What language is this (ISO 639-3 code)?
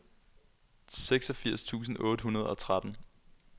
dan